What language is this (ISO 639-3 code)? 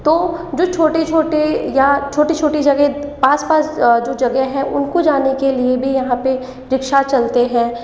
hin